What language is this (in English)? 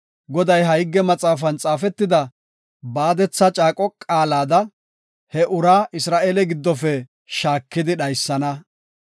Gofa